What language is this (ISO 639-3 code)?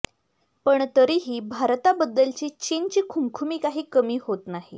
mar